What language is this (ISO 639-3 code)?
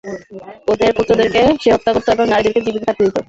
ben